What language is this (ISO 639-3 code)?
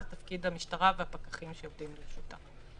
heb